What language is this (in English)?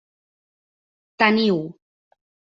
Catalan